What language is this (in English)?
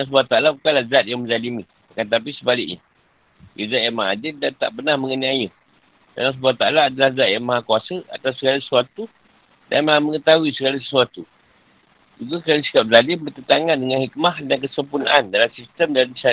Malay